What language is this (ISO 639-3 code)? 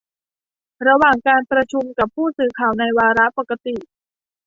tha